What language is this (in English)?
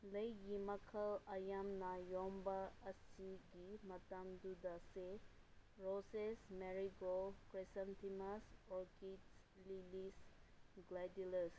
Manipuri